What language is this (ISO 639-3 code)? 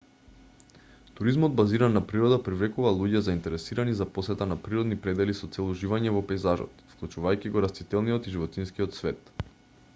mkd